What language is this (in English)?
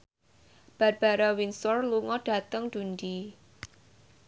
Javanese